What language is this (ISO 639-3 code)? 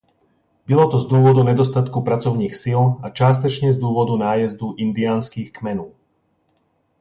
ces